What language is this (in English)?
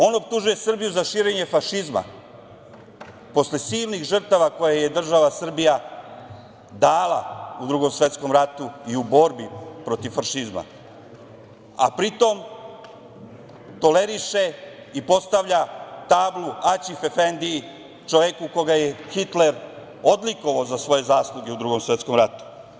Serbian